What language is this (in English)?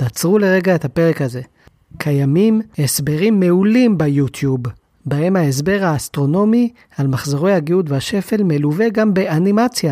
Hebrew